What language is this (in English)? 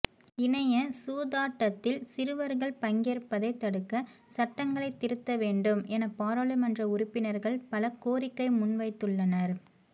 Tamil